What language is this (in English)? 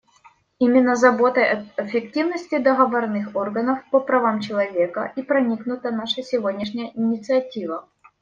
Russian